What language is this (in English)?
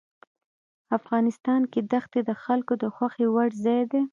Pashto